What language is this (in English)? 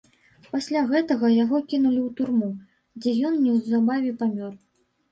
Belarusian